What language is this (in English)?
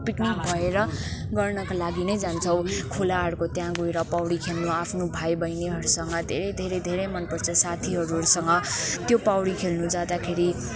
Nepali